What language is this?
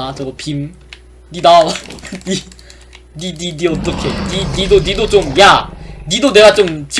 Korean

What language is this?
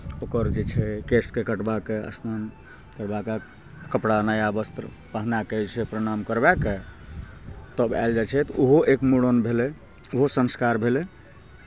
Maithili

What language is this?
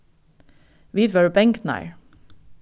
Faroese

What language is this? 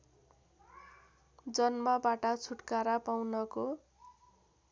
Nepali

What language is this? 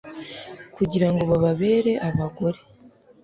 Kinyarwanda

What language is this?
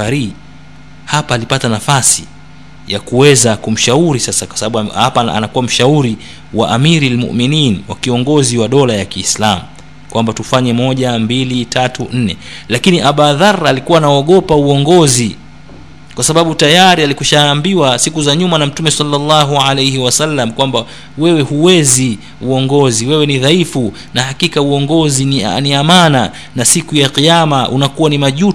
Swahili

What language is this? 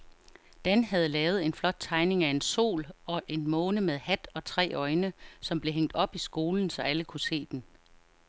Danish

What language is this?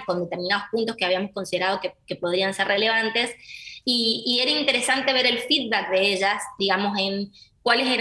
Spanish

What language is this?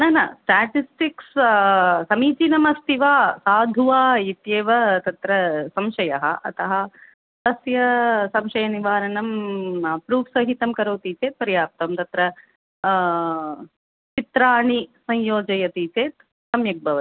Sanskrit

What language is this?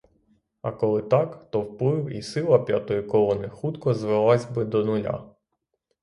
Ukrainian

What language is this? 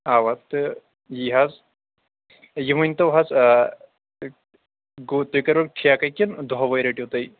Kashmiri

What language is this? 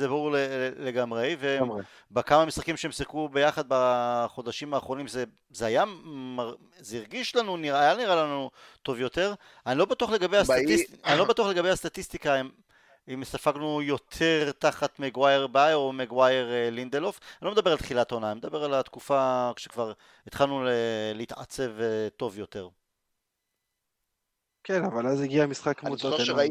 Hebrew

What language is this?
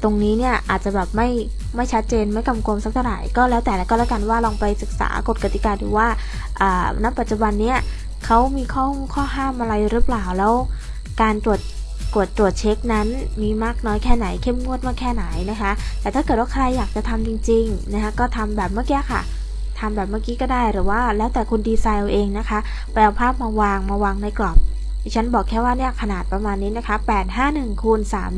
Thai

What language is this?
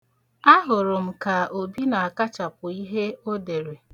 Igbo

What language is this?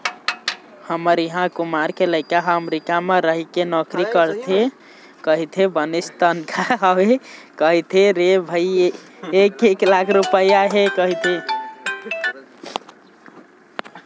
Chhattisgarhi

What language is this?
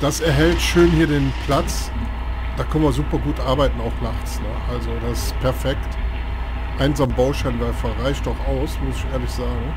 German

